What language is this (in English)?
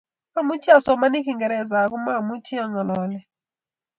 Kalenjin